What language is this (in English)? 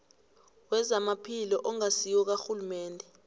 South Ndebele